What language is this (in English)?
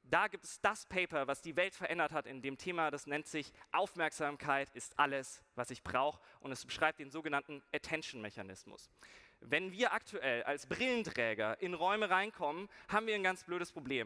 German